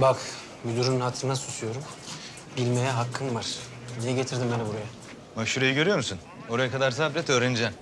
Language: Turkish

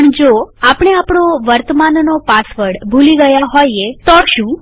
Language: Gujarati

